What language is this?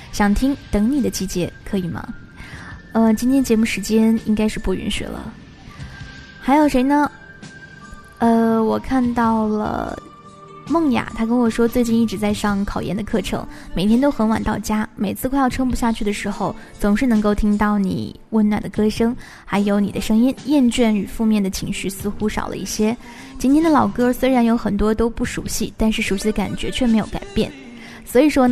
Chinese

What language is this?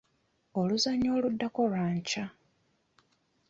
Ganda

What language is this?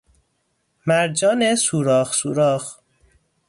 Persian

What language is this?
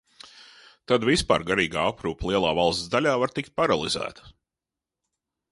Latvian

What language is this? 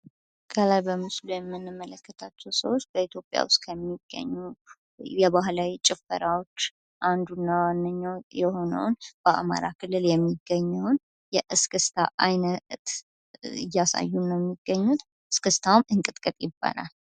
Amharic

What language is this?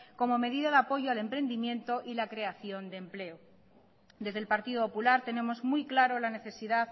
Spanish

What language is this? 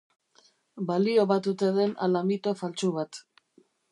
Basque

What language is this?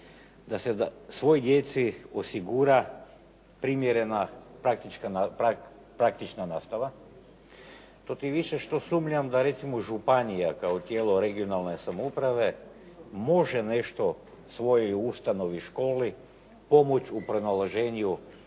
Croatian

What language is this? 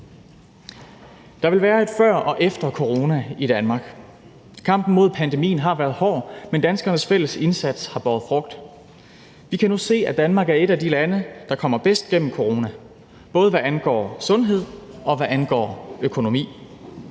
Danish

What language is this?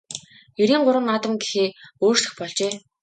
Mongolian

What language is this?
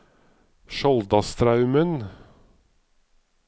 Norwegian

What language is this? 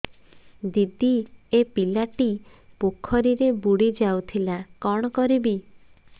Odia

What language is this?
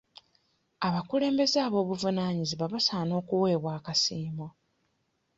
Ganda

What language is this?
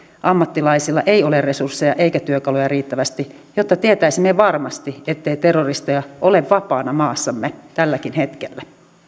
Finnish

